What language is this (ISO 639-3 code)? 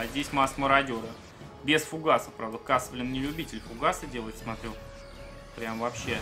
rus